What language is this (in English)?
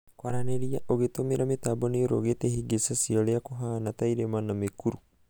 Kikuyu